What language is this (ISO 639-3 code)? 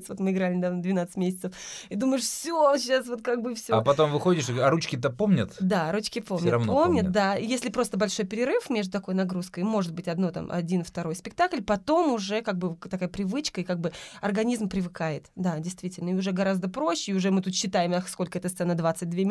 rus